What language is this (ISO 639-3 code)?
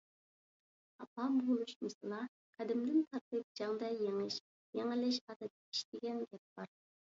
uig